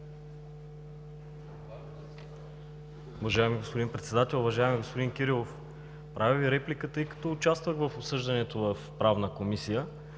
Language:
Bulgarian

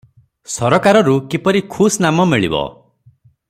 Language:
Odia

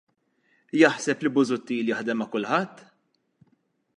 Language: Maltese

